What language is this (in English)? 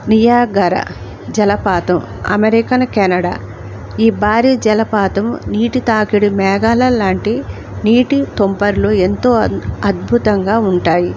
Telugu